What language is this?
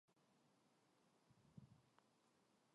Korean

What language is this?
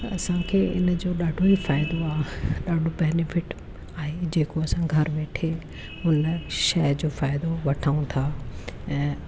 Sindhi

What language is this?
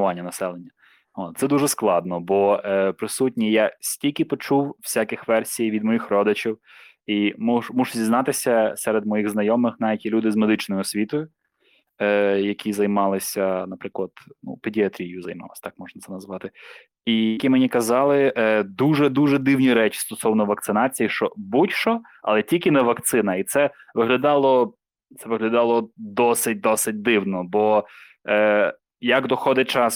Ukrainian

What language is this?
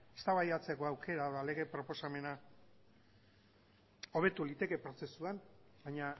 Basque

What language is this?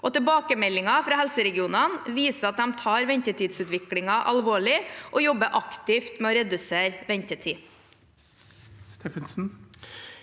Norwegian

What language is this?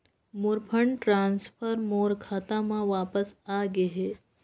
Chhattisgarhi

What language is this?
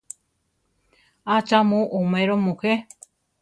Central Tarahumara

